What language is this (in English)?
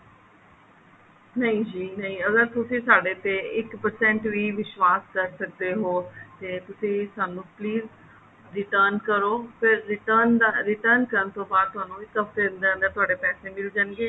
Punjabi